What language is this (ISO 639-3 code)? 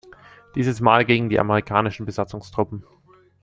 deu